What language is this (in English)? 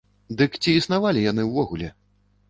Belarusian